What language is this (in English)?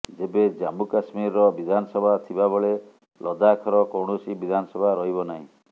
Odia